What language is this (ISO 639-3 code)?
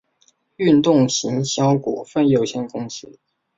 zho